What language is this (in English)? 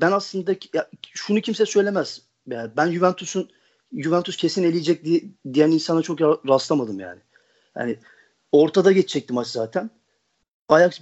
Turkish